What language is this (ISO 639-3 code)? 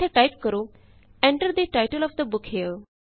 pan